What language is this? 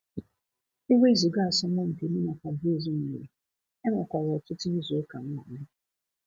Igbo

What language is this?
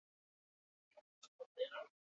Basque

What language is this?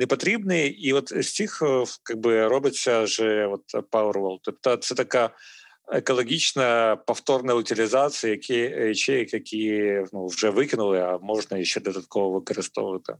Ukrainian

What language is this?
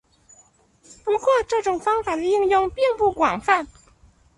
Chinese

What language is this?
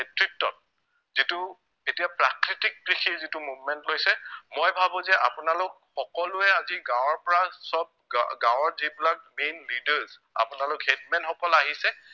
Assamese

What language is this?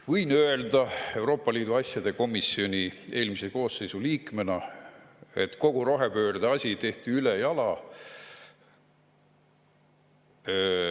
Estonian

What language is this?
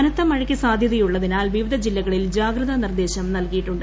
Malayalam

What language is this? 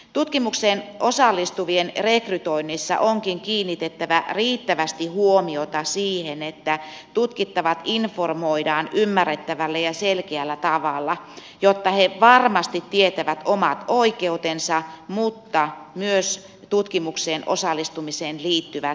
Finnish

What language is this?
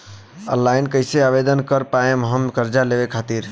Bhojpuri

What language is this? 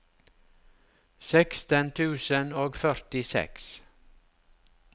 Norwegian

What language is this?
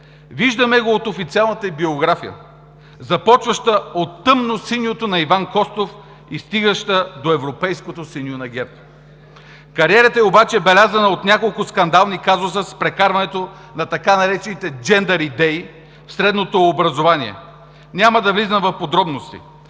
Bulgarian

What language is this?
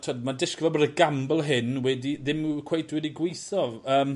Welsh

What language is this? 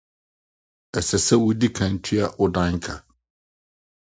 Akan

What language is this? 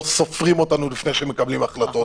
Hebrew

